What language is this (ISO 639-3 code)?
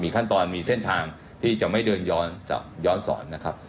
tha